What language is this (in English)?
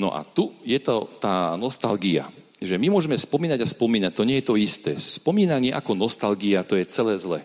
Slovak